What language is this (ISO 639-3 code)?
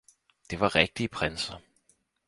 dan